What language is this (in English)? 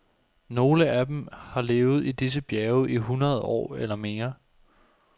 Danish